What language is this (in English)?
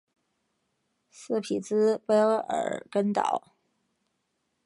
Chinese